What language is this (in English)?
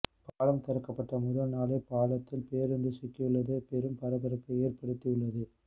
Tamil